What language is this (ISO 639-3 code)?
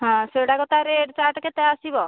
ori